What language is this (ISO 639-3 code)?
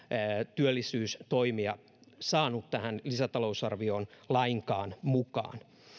fin